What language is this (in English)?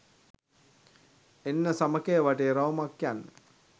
Sinhala